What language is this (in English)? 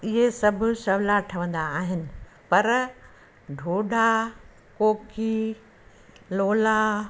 Sindhi